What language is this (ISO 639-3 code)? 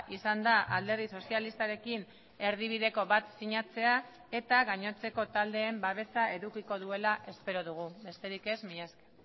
eus